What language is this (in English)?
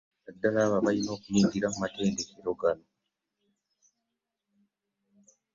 Ganda